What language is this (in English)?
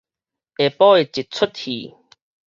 Min Nan Chinese